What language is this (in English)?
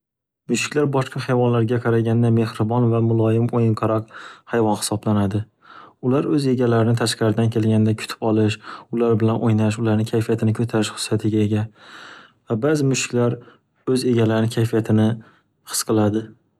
Uzbek